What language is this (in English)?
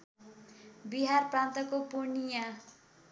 Nepali